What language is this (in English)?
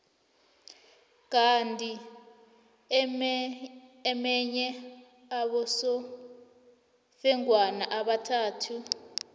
South Ndebele